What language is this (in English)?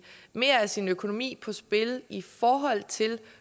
Danish